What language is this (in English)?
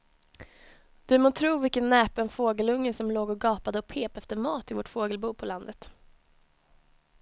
Swedish